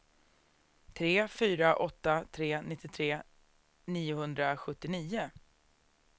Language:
Swedish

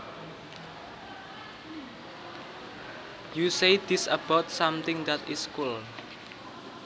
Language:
Javanese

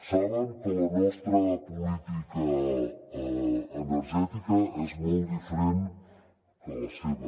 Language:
Catalan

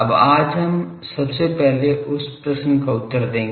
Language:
Hindi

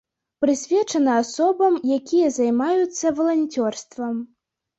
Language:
Belarusian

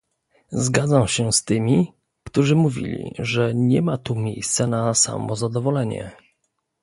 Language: Polish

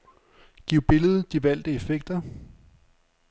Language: Danish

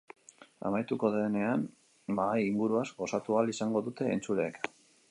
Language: Basque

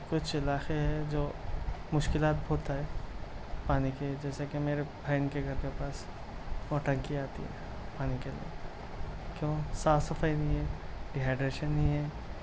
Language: Urdu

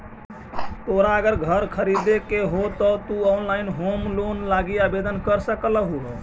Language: Magahi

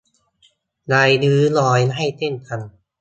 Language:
Thai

